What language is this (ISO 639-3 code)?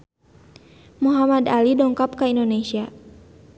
sun